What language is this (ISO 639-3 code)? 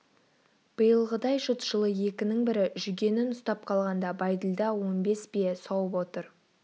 kaz